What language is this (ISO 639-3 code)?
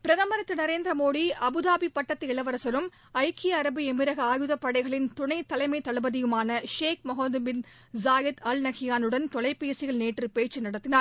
tam